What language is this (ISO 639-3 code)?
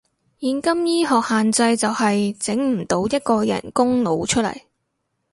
yue